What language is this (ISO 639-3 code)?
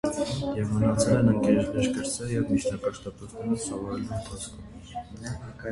hye